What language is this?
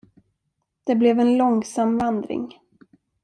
Swedish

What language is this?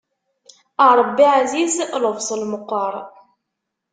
Kabyle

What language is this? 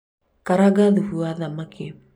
Kikuyu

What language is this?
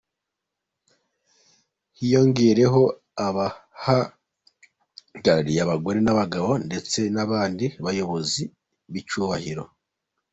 Kinyarwanda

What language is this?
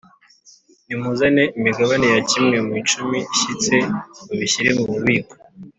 Kinyarwanda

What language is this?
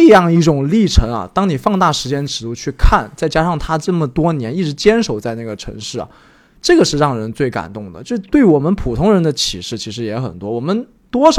Chinese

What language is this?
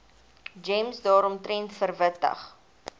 Afrikaans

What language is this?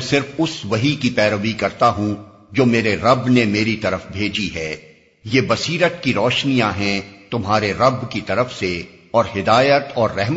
Urdu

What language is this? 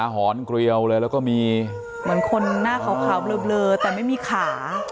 Thai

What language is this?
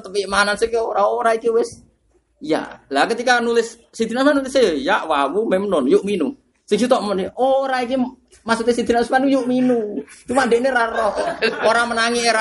Indonesian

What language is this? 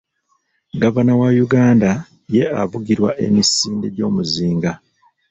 Ganda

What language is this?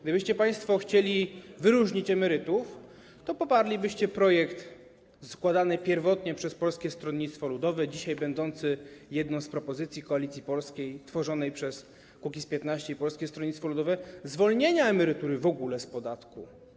Polish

